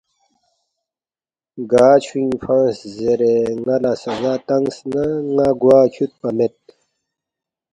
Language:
Balti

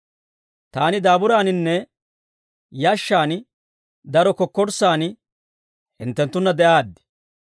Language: Dawro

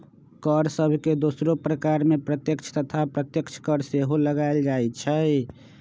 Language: Magahi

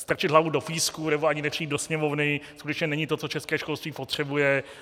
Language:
Czech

